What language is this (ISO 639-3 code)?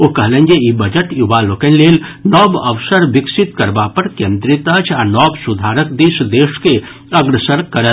mai